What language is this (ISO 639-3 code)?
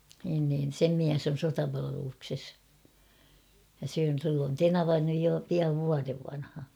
fin